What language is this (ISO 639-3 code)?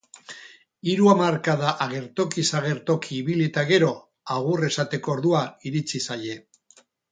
eus